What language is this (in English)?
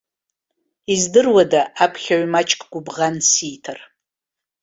Abkhazian